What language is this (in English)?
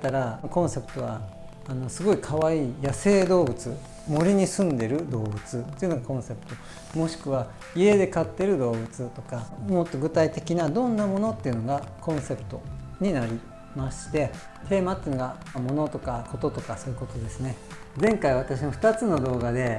Japanese